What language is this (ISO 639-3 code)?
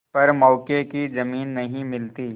hin